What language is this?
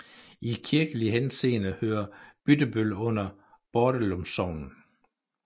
Danish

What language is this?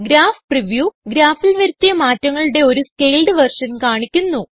Malayalam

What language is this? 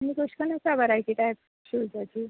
Konkani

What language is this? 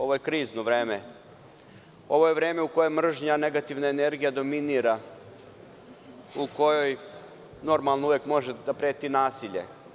Serbian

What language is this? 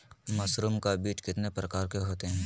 Magahi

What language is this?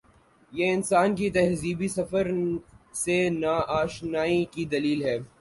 Urdu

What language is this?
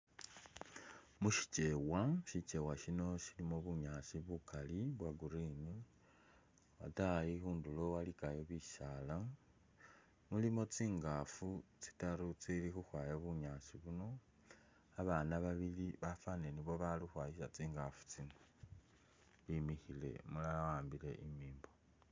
Masaaba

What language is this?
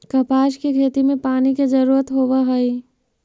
Magahi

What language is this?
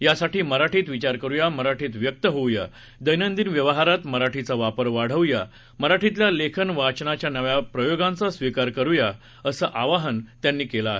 Marathi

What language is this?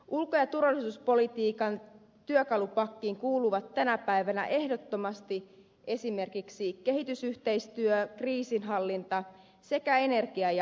Finnish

